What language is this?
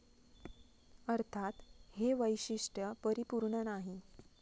Marathi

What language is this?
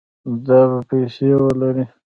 Pashto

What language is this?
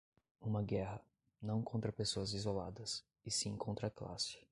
Portuguese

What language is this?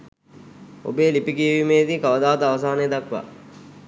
Sinhala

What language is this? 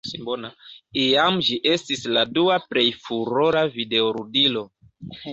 Esperanto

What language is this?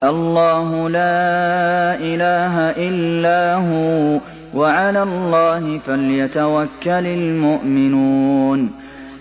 Arabic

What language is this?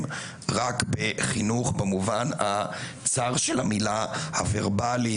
Hebrew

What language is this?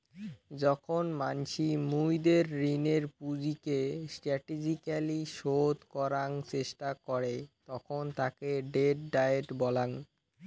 Bangla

